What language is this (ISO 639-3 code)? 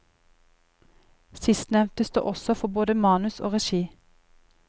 nor